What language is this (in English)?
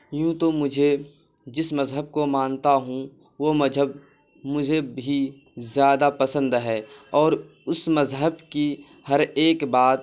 Urdu